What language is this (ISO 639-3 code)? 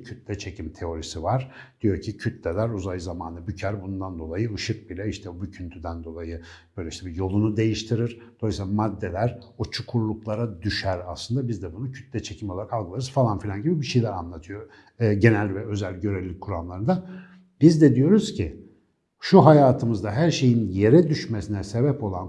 tur